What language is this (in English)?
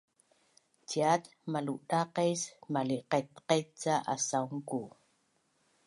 Bunun